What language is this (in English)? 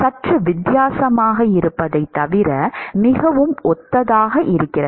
Tamil